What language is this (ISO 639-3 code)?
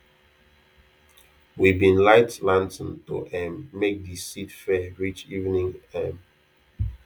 pcm